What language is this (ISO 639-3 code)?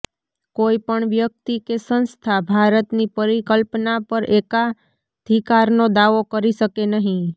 guj